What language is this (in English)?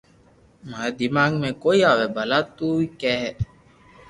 Loarki